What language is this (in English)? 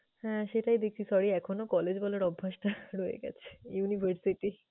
Bangla